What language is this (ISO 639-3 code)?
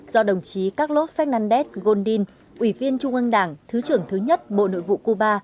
vie